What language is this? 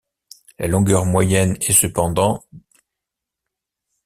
French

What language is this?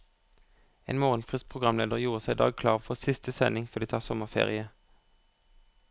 Norwegian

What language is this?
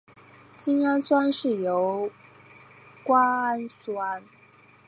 Chinese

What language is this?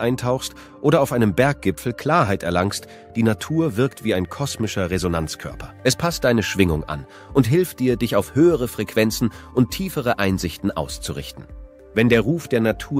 German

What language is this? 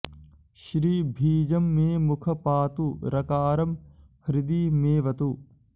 Sanskrit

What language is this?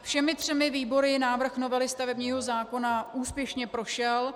Czech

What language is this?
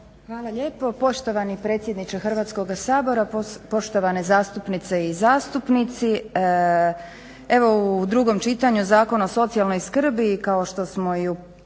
Croatian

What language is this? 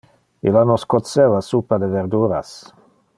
Interlingua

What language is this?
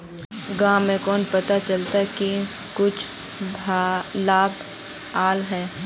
Magahi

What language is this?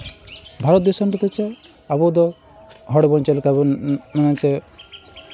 Santali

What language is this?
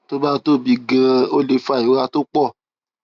Yoruba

